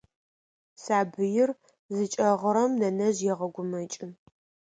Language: Adyghe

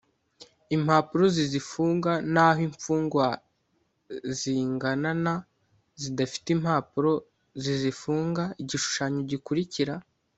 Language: Kinyarwanda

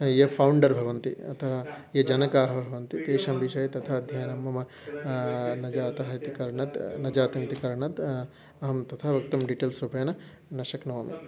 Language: Sanskrit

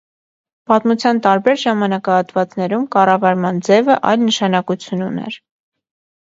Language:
Armenian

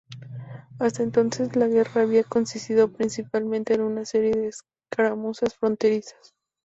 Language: Spanish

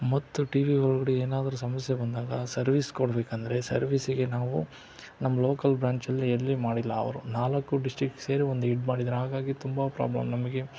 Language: Kannada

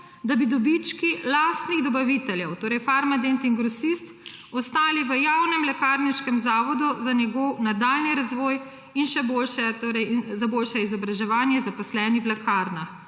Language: Slovenian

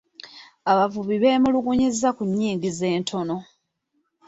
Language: Ganda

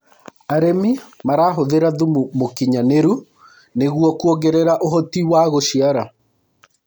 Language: Kikuyu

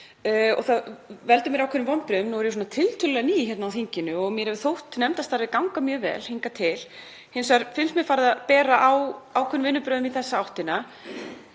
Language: Icelandic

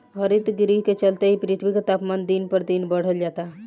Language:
Bhojpuri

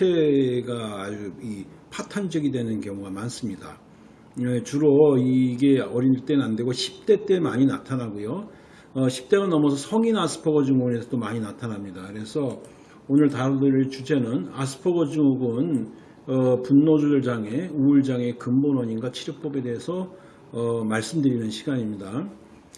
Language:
Korean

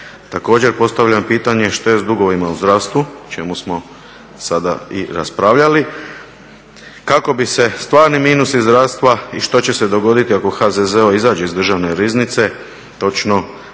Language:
Croatian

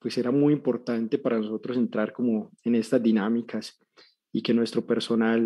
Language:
Spanish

